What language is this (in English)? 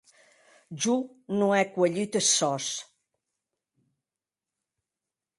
Occitan